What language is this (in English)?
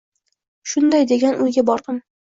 Uzbek